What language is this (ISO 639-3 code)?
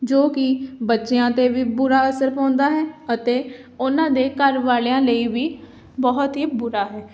pan